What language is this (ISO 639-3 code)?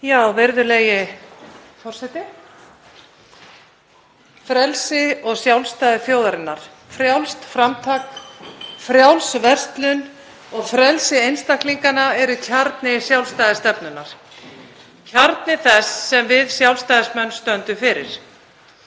isl